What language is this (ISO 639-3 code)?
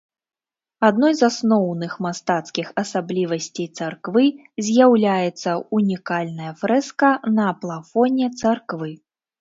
bel